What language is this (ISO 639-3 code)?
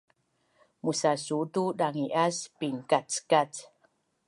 bnn